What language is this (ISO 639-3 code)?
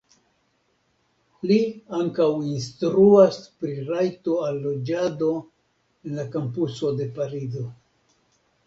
epo